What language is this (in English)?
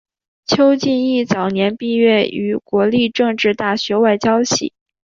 Chinese